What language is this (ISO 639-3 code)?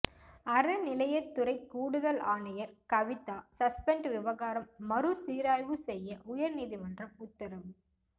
tam